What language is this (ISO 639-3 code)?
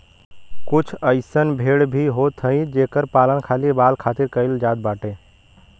bho